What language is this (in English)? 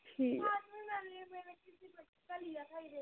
Dogri